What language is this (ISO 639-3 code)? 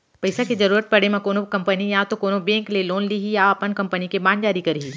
hne